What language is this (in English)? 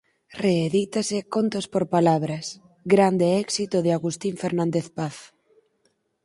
Galician